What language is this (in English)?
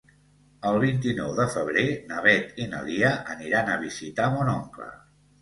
Catalan